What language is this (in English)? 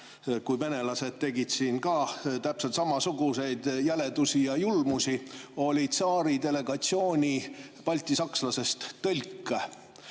Estonian